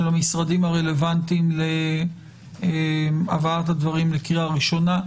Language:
Hebrew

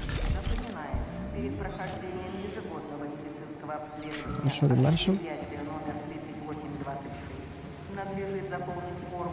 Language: Russian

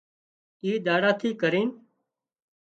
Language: Wadiyara Koli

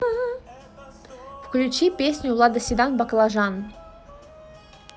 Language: Russian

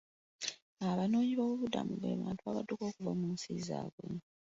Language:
Ganda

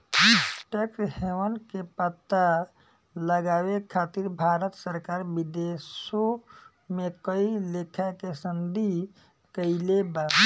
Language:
Bhojpuri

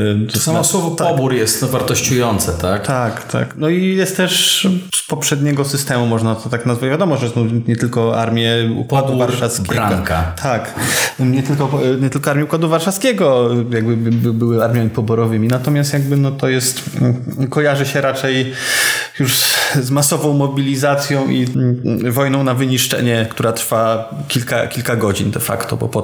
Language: Polish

